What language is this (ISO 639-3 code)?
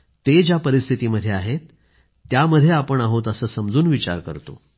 mar